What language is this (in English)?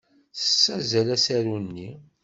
Kabyle